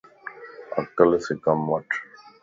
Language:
Lasi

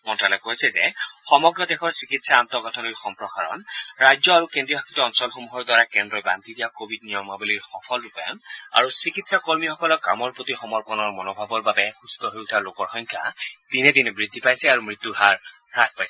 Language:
Assamese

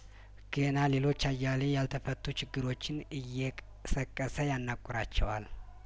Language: Amharic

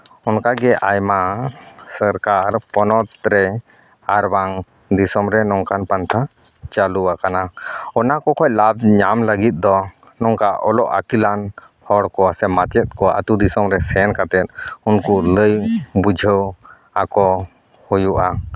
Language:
Santali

